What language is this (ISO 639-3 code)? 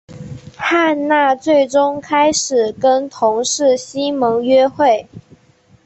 zho